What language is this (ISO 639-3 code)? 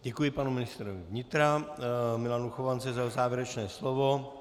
ces